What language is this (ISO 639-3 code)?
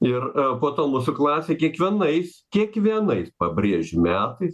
lit